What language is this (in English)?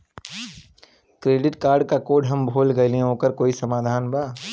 Bhojpuri